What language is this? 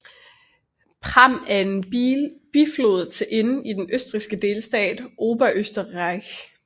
Danish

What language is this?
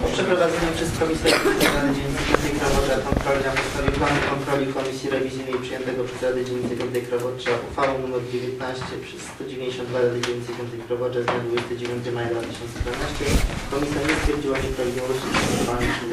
Polish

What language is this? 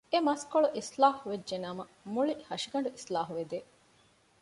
Divehi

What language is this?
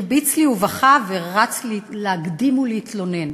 Hebrew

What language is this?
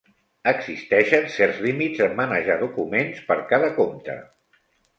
Catalan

